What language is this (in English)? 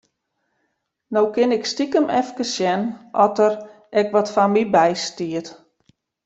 Western Frisian